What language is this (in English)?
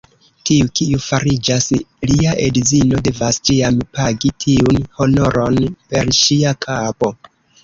Esperanto